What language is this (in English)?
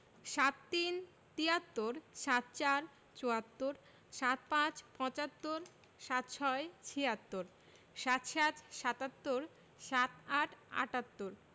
Bangla